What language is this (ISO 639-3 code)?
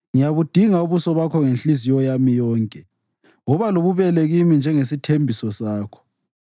nde